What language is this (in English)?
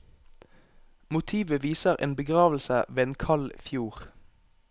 Norwegian